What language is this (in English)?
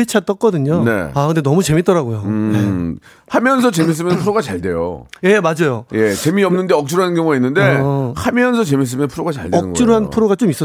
Korean